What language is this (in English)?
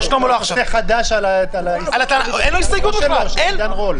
Hebrew